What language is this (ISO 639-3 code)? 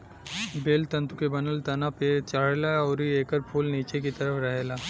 bho